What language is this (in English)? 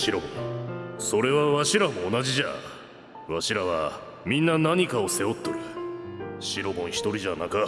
Japanese